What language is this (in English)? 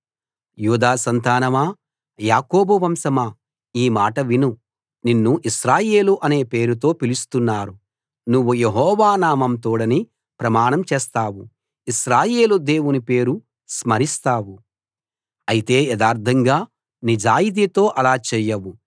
Telugu